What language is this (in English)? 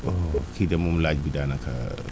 Wolof